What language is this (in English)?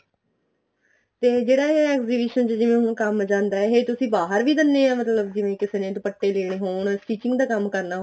Punjabi